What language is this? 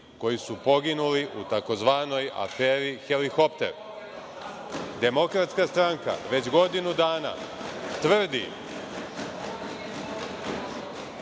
Serbian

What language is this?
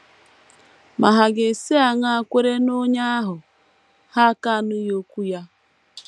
Igbo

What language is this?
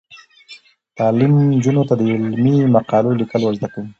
Pashto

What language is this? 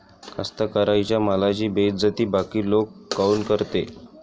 Marathi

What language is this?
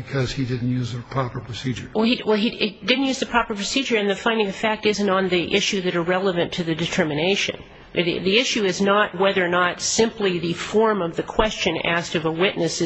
English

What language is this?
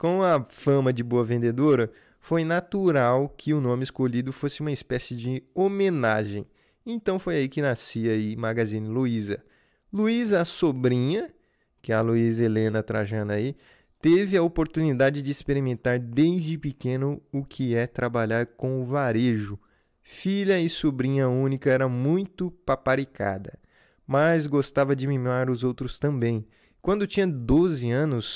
Portuguese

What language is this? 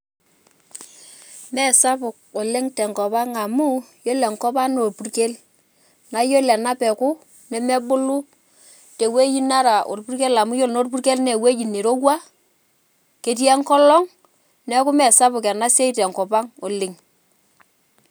Masai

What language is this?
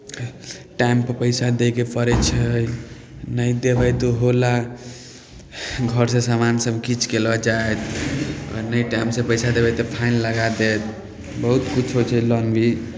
Maithili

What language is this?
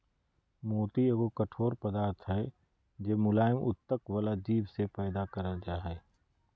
Magahi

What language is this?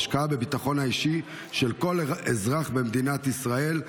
Hebrew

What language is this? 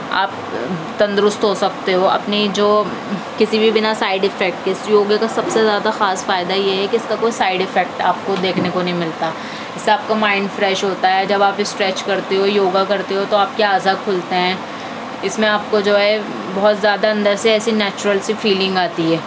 Urdu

